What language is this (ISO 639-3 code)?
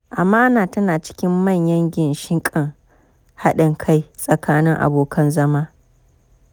hau